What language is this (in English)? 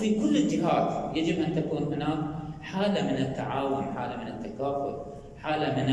Arabic